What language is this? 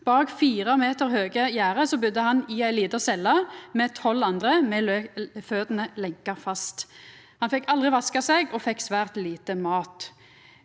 Norwegian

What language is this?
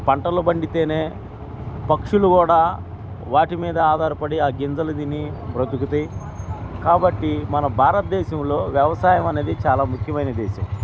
Telugu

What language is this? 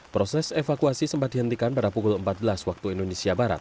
Indonesian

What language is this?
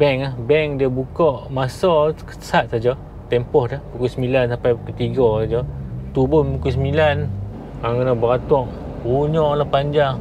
Malay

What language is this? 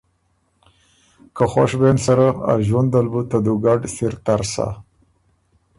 Ormuri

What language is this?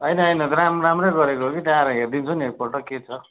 Nepali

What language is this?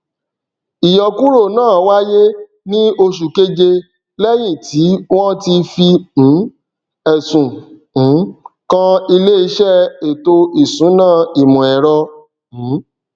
Yoruba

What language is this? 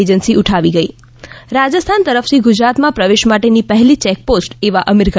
Gujarati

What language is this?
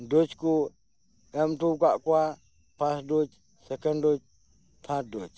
Santali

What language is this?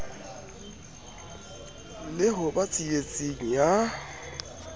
Southern Sotho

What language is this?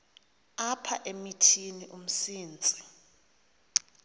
Xhosa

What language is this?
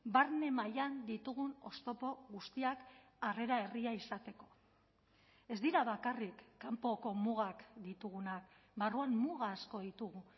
Basque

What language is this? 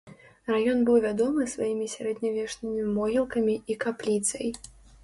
Belarusian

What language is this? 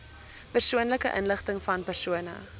Afrikaans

